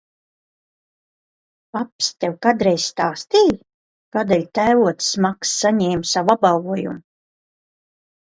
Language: Latvian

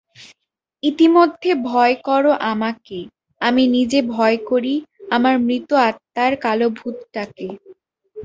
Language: Bangla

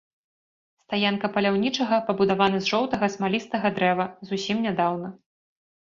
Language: Belarusian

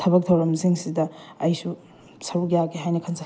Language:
Manipuri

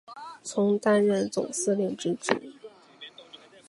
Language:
Chinese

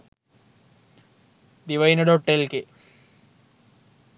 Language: Sinhala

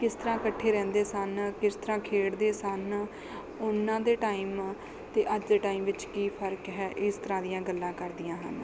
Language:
Punjabi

